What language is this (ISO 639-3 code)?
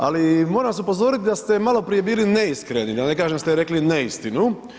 hrv